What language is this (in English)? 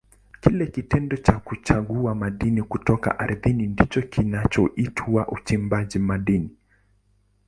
Swahili